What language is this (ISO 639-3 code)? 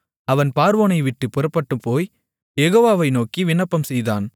tam